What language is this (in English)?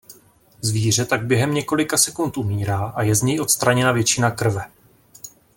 Czech